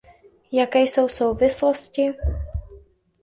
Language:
Czech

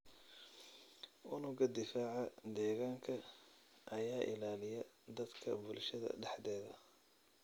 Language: Somali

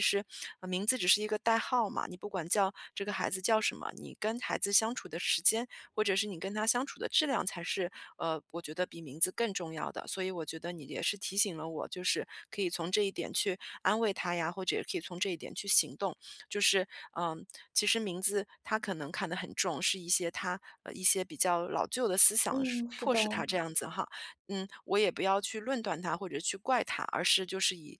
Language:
Chinese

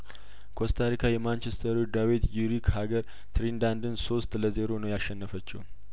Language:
Amharic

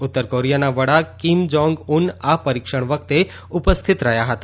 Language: Gujarati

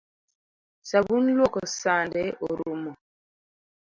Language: Luo (Kenya and Tanzania)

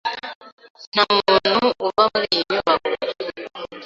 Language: Kinyarwanda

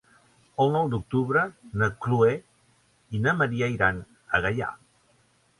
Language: Catalan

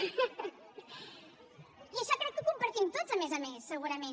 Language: Catalan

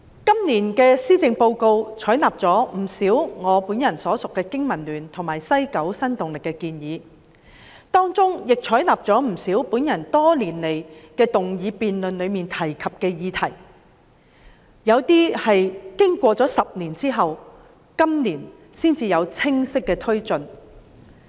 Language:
Cantonese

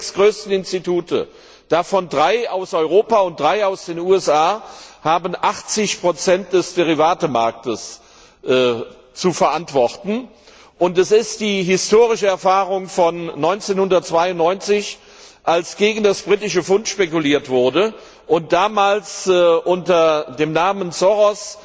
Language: German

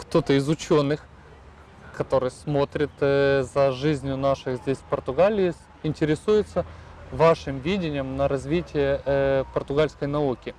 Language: Russian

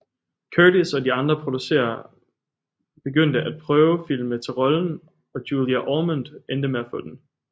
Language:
Danish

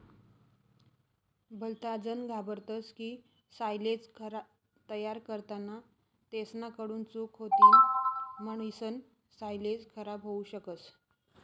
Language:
Marathi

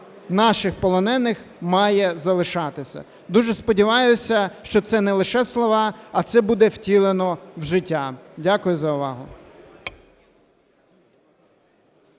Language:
Ukrainian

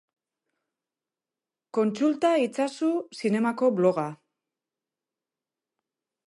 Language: Basque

